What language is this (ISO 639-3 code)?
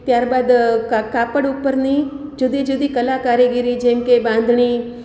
guj